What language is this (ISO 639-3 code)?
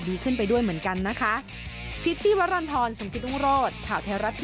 tha